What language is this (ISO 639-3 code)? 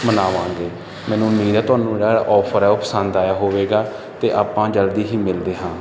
pan